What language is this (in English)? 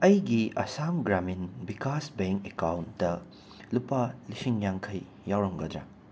Manipuri